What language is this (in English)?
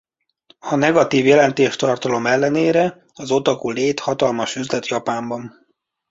Hungarian